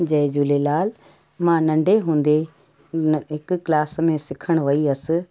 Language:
Sindhi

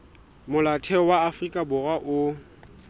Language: Southern Sotho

